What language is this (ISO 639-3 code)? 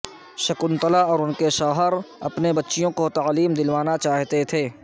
urd